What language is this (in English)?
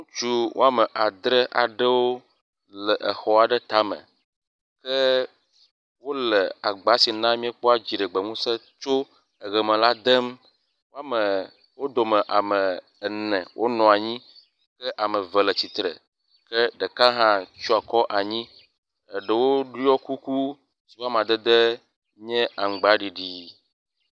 Ewe